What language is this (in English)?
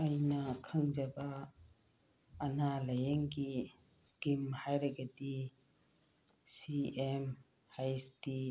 Manipuri